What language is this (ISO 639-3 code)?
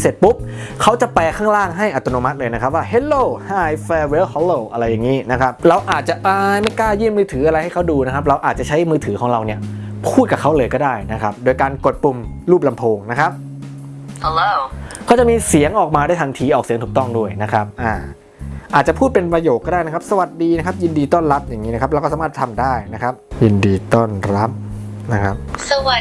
tha